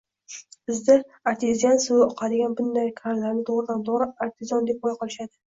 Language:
Uzbek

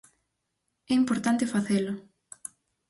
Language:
Galician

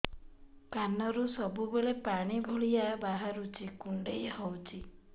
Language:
Odia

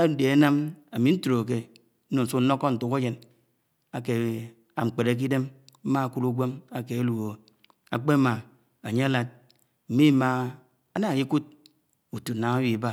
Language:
Anaang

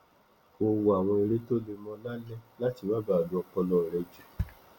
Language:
Yoruba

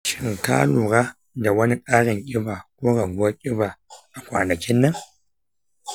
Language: Hausa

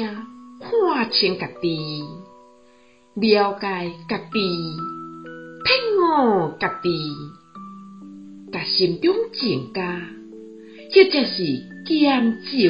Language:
Chinese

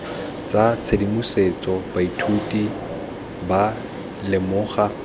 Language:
Tswana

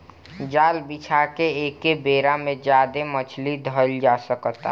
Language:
Bhojpuri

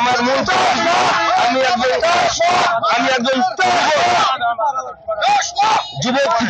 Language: Bangla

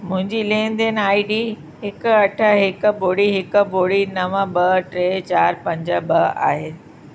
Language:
Sindhi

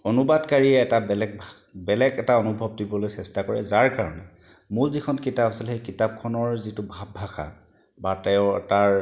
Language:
Assamese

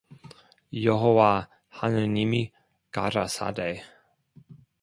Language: Korean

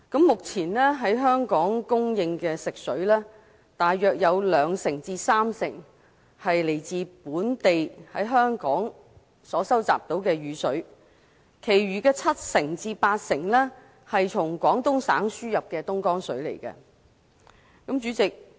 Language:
Cantonese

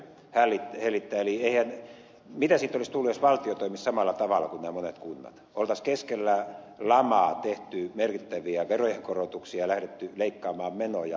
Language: Finnish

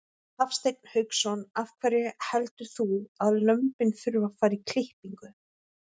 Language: Icelandic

